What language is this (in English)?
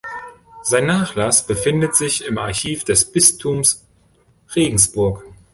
German